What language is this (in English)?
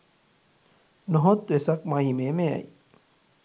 Sinhala